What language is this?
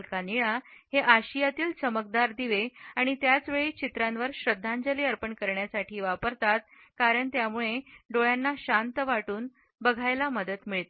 Marathi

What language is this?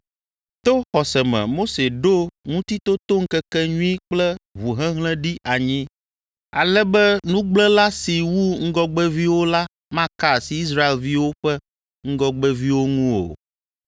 Ewe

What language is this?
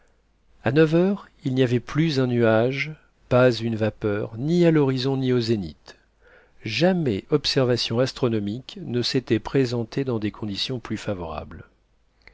French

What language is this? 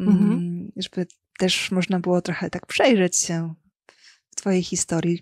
Polish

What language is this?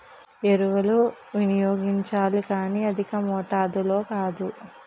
Telugu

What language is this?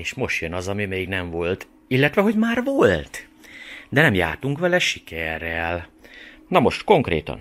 Hungarian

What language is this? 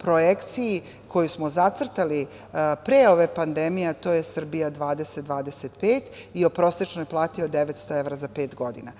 Serbian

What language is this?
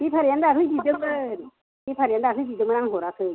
Bodo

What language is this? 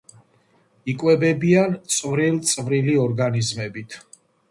Georgian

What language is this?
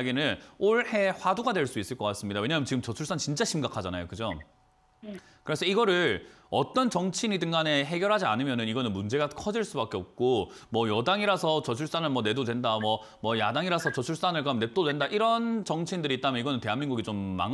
Korean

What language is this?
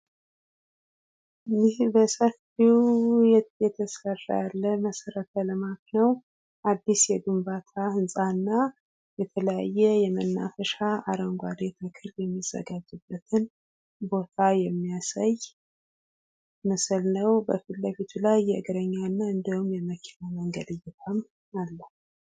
Amharic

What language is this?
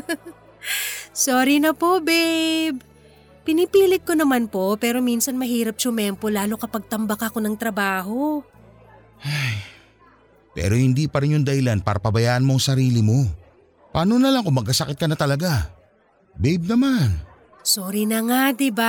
Filipino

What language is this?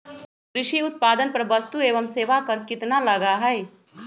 Magahi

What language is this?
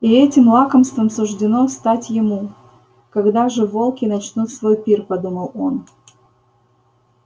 Russian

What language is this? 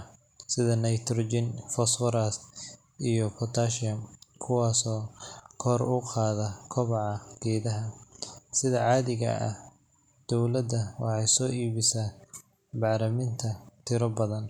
Somali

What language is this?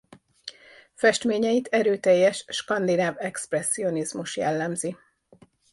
Hungarian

